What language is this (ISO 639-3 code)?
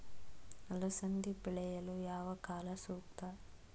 kan